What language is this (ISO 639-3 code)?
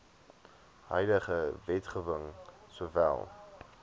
afr